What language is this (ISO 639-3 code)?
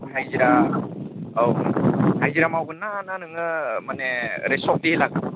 brx